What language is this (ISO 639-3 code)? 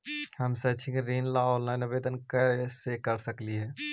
mag